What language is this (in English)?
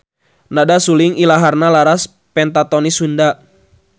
Sundanese